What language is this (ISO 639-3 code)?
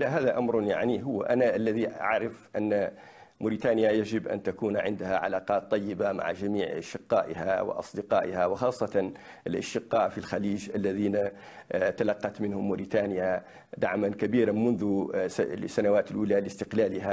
ara